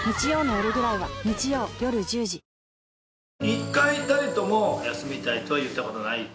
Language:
Japanese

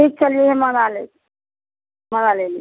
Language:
Maithili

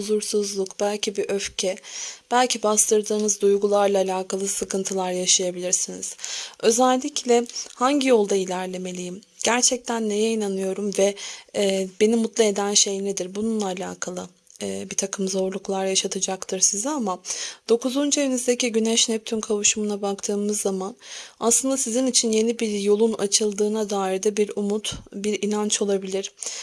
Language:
Turkish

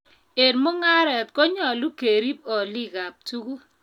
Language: Kalenjin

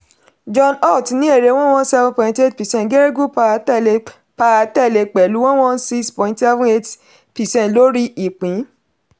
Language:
Yoruba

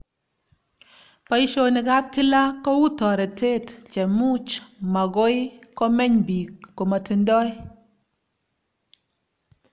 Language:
Kalenjin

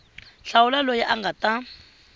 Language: Tsonga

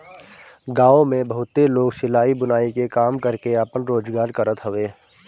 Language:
Bhojpuri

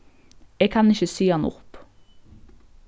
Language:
Faroese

